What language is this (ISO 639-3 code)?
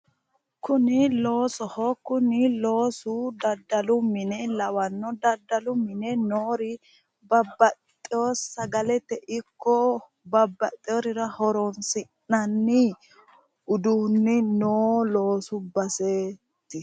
sid